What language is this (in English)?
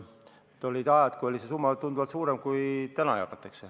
Estonian